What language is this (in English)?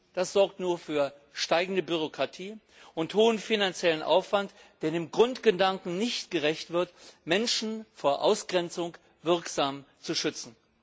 German